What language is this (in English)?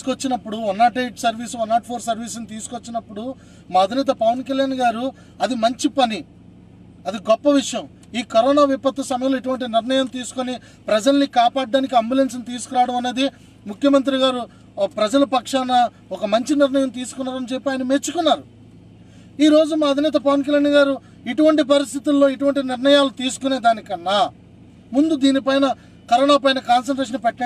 Telugu